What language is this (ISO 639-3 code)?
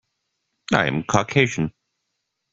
eng